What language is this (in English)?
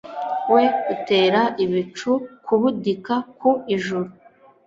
Kinyarwanda